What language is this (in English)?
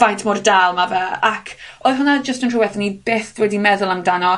Welsh